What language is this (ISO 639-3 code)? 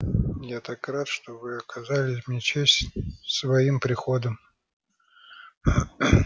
rus